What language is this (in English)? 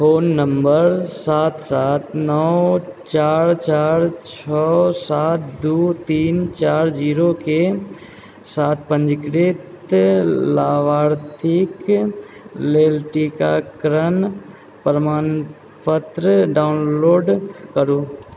Maithili